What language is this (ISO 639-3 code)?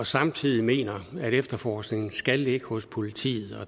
dan